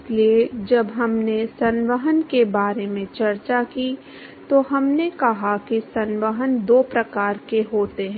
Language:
Hindi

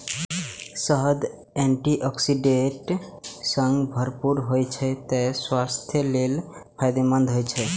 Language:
Maithili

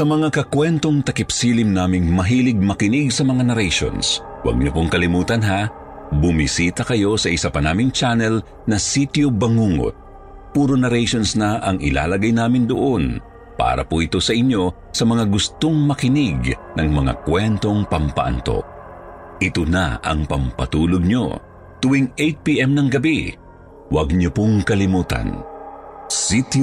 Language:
Filipino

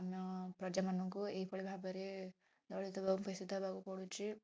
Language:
Odia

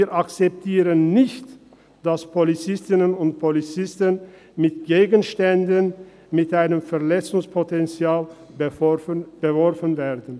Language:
Swiss German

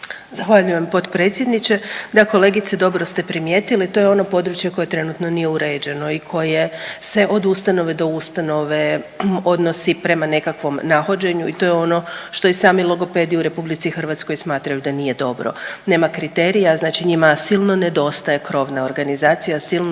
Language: Croatian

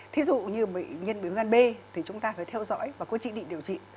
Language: Vietnamese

